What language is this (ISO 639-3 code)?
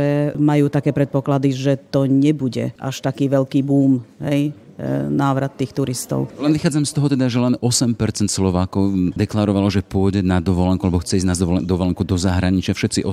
slk